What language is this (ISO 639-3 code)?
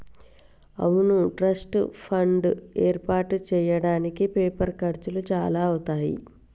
tel